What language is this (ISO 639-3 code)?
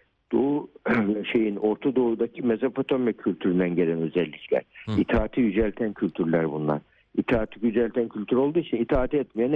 tur